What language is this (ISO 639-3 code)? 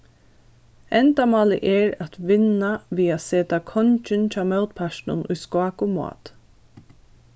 fao